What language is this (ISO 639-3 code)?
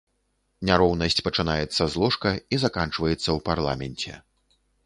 bel